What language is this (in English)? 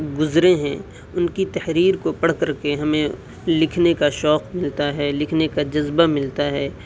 Urdu